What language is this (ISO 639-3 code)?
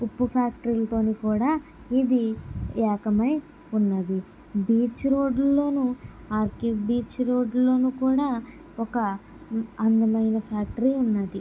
tel